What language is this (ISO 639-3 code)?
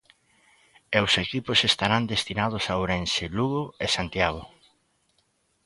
glg